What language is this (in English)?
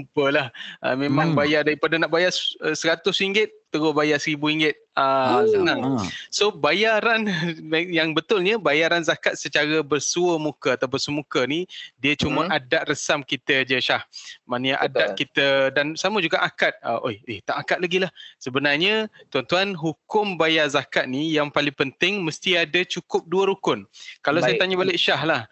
Malay